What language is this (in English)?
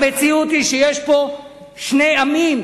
Hebrew